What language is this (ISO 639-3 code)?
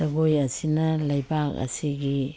mni